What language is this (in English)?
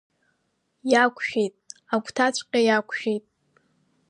Abkhazian